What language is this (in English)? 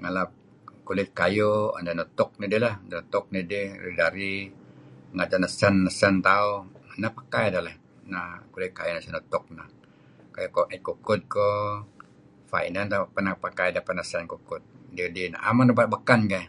Kelabit